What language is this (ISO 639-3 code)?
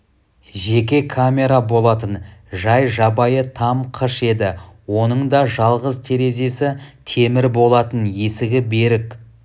kaz